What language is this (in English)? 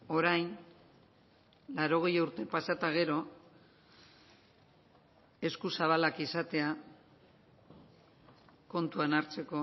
Basque